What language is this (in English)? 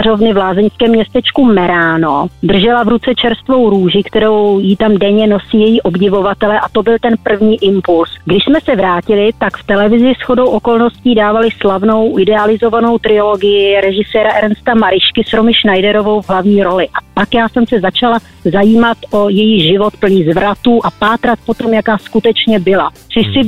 Czech